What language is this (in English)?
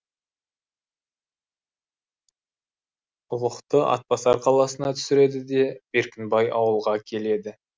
Kazakh